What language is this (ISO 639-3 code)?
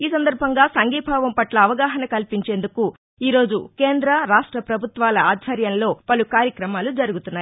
tel